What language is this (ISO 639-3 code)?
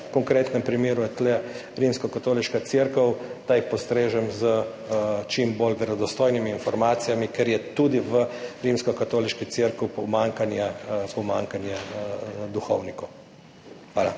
slv